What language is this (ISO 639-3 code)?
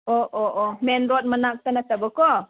mni